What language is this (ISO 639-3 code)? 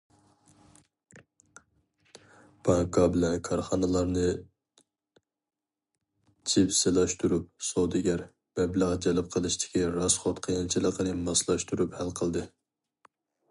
uig